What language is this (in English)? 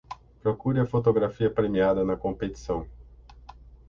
Portuguese